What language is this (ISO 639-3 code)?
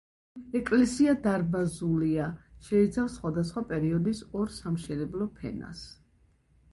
kat